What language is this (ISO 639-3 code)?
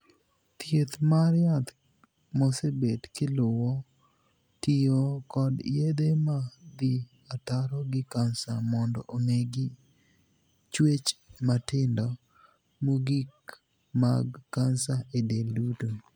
luo